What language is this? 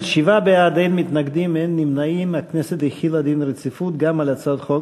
Hebrew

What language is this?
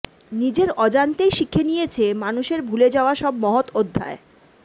Bangla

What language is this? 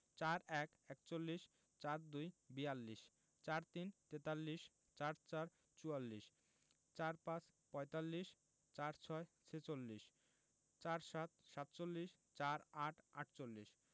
Bangla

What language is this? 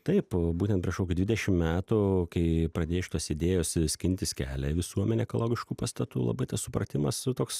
Lithuanian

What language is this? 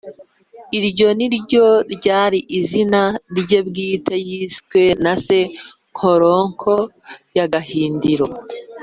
Kinyarwanda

